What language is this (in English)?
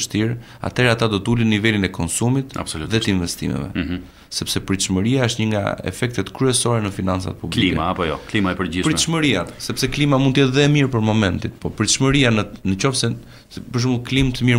Romanian